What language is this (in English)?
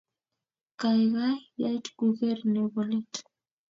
Kalenjin